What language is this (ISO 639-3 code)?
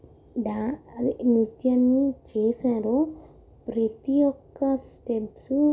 tel